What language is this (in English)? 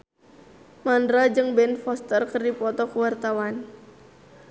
Sundanese